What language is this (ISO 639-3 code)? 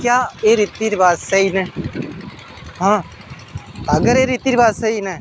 doi